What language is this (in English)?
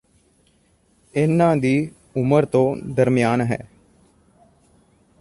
Punjabi